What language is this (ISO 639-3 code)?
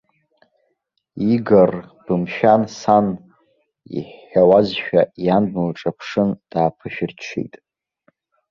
abk